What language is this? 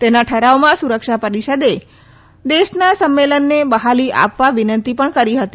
Gujarati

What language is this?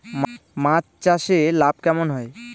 Bangla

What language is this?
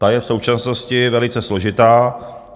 Czech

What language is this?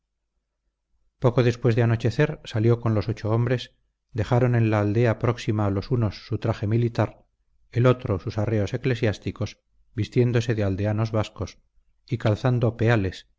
Spanish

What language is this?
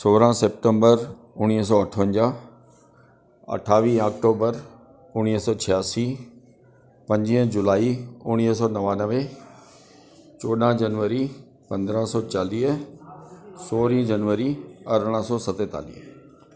Sindhi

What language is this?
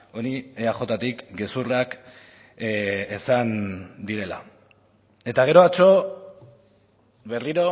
Basque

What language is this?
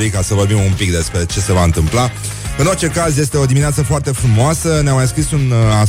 Romanian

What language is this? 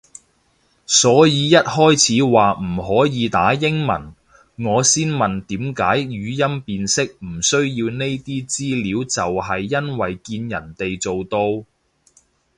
Cantonese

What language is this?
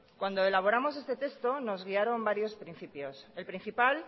Spanish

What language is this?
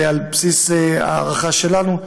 Hebrew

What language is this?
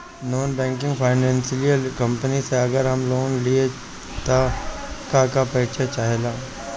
Bhojpuri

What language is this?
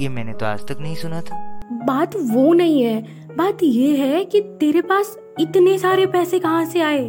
Hindi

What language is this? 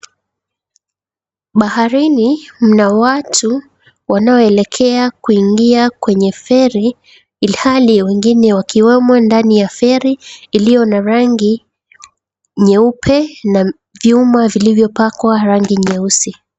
Swahili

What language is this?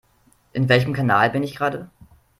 German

